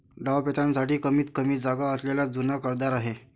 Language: Marathi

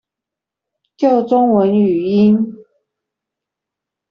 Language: Chinese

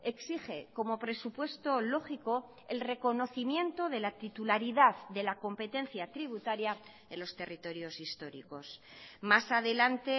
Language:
Spanish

